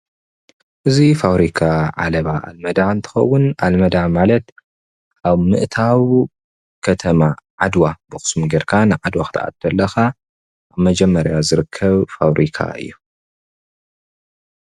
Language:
Tigrinya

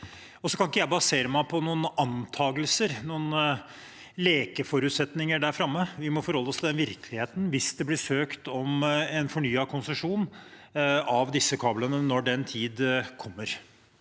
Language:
Norwegian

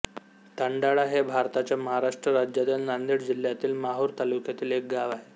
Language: Marathi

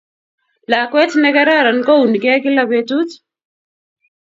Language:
Kalenjin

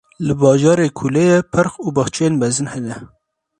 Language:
Kurdish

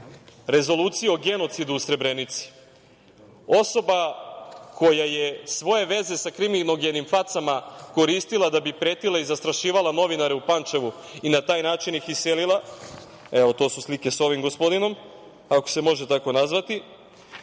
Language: Serbian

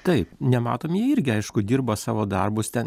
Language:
Lithuanian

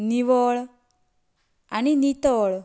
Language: Konkani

